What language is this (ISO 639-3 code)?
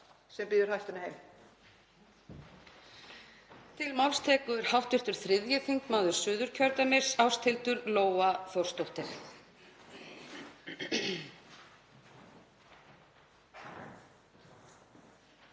isl